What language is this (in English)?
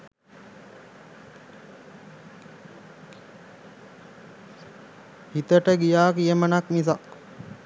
Sinhala